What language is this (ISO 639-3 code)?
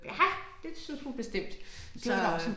dan